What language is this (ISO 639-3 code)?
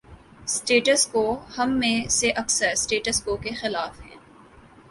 urd